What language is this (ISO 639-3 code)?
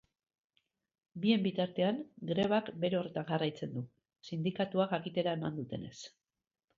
eus